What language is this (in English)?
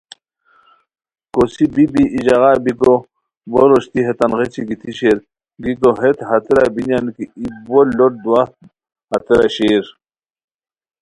Khowar